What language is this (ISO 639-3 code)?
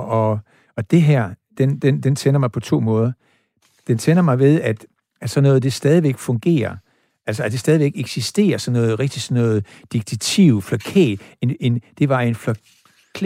dan